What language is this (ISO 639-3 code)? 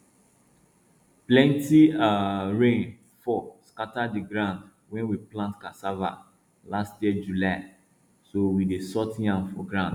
pcm